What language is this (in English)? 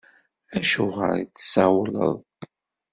Kabyle